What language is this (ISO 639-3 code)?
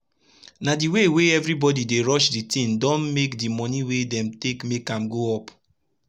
pcm